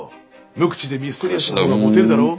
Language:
Japanese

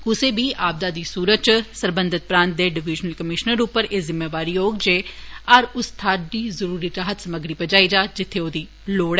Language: Dogri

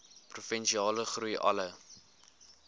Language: Afrikaans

